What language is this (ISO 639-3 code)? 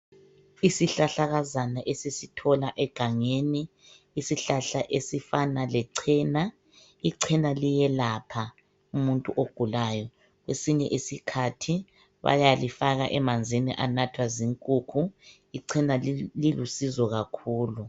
nde